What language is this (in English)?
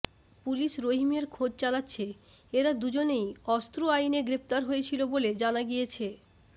Bangla